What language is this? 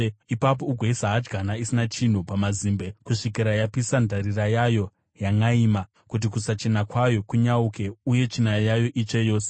Shona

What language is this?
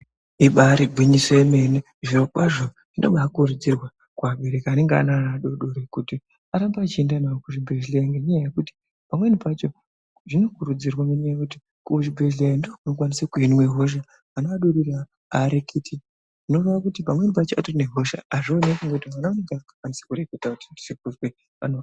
Ndau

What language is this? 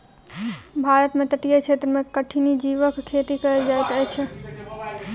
Maithili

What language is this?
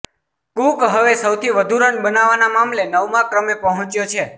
Gujarati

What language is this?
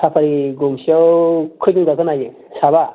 Bodo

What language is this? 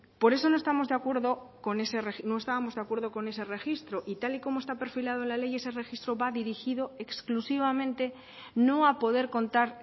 Spanish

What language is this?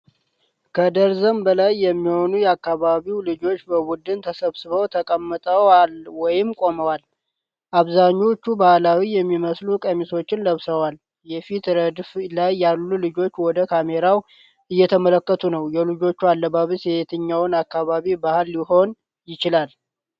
Amharic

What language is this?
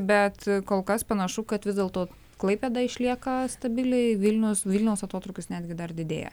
Lithuanian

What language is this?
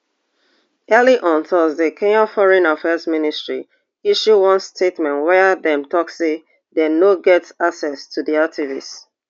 Nigerian Pidgin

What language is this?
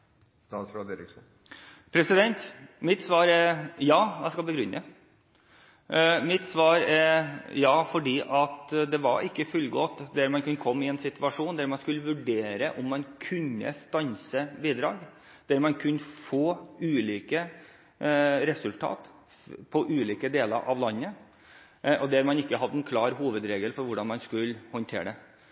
Norwegian Bokmål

